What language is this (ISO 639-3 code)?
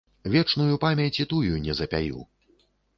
bel